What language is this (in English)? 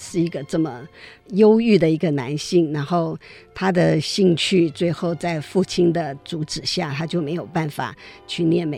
Chinese